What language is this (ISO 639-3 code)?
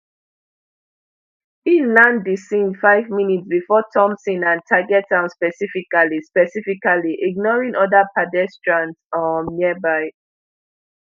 pcm